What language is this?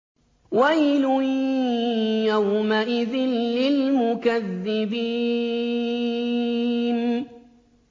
Arabic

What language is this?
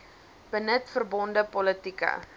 Afrikaans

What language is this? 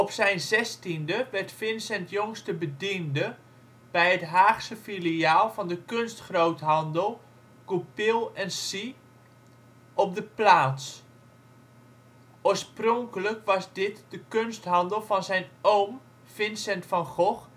Dutch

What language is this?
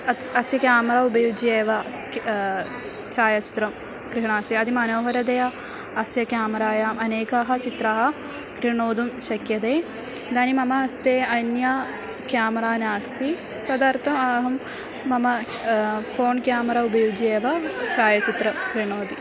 Sanskrit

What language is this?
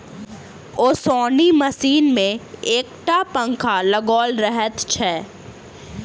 Maithili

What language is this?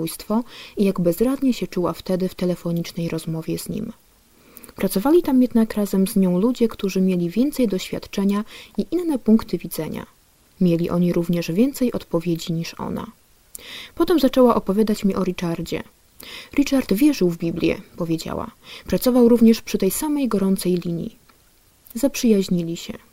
Polish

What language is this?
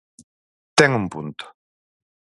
Galician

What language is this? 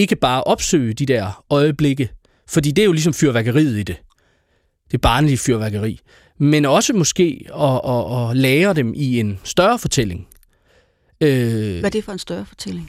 Danish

